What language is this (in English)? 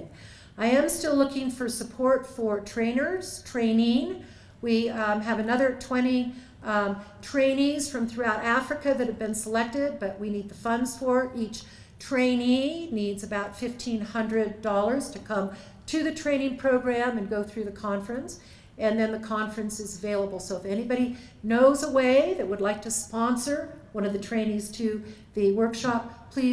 English